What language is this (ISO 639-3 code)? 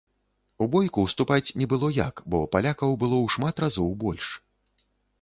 bel